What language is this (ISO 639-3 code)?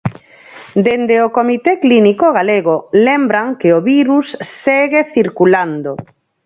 glg